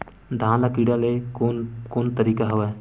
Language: Chhattisgarhi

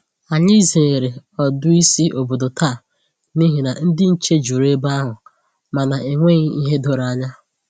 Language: Igbo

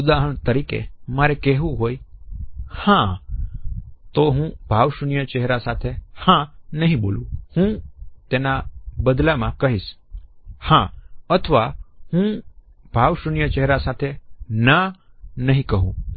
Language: Gujarati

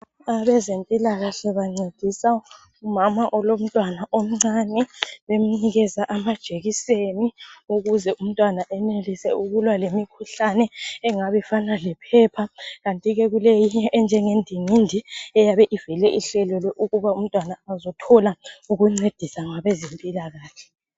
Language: North Ndebele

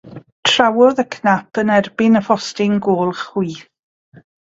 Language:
Welsh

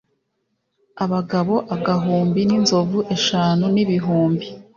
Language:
Kinyarwanda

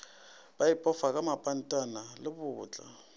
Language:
Northern Sotho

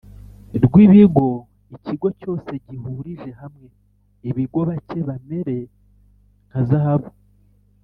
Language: Kinyarwanda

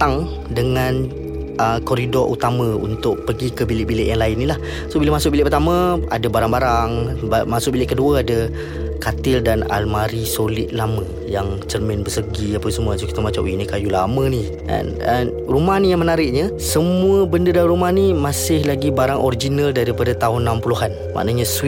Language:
Malay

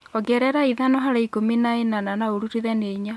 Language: Kikuyu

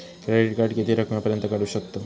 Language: Marathi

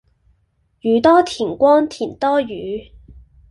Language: Cantonese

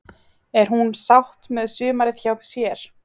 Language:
Icelandic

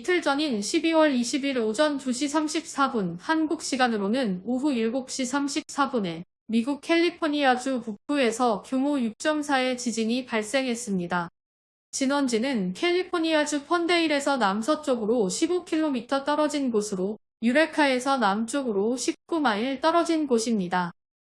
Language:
Korean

